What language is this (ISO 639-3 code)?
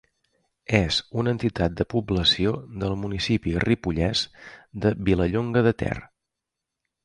cat